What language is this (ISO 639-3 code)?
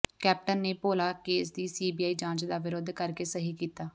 pan